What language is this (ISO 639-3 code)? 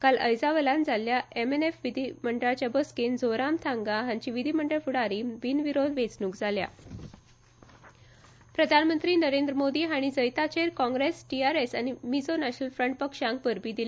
kok